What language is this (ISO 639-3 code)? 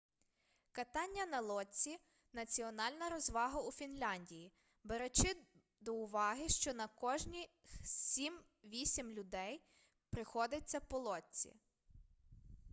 ukr